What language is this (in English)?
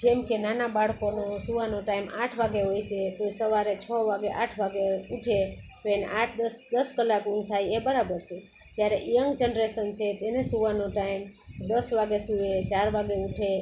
Gujarati